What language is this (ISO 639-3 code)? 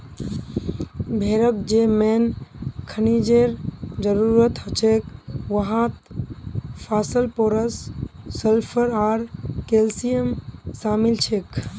mag